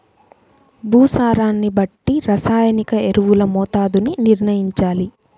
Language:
Telugu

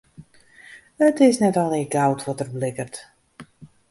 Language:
Western Frisian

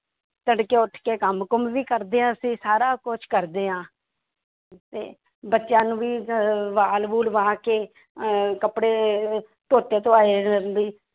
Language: Punjabi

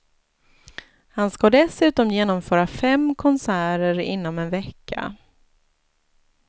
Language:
Swedish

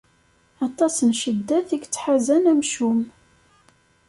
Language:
Kabyle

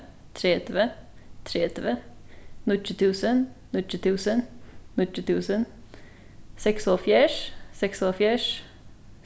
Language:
Faroese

